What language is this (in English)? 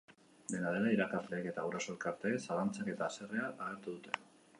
Basque